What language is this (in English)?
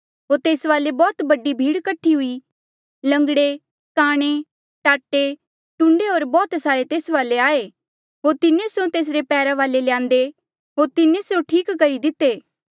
Mandeali